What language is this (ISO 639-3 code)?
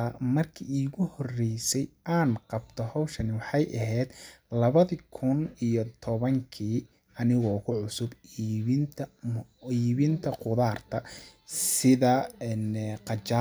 som